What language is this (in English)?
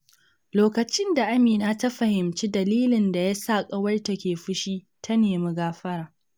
Hausa